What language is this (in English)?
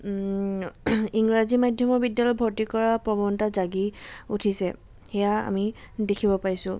Assamese